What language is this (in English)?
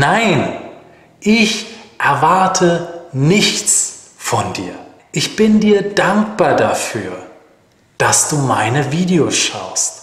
German